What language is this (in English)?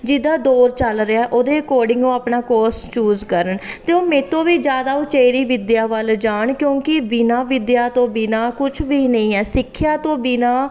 Punjabi